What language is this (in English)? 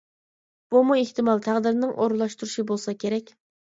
Uyghur